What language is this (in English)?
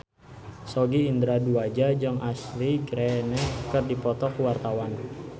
Sundanese